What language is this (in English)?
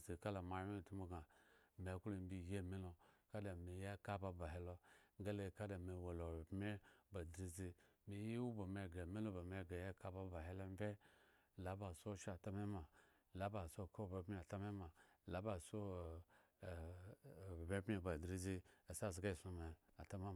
Eggon